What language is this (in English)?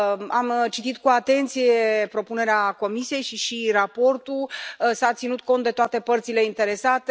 Romanian